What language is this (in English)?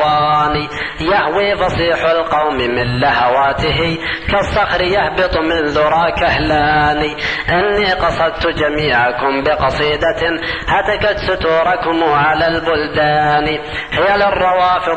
Arabic